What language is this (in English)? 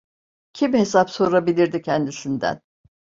Turkish